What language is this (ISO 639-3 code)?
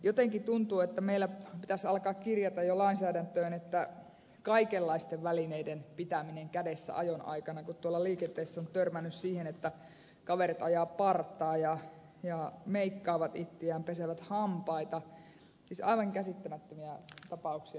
fin